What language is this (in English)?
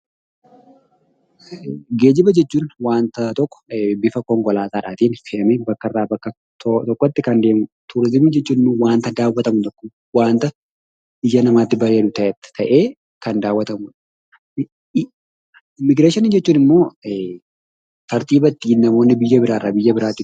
Oromo